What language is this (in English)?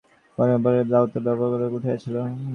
Bangla